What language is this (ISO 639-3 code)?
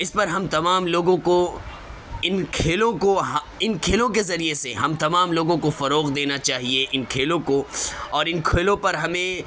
urd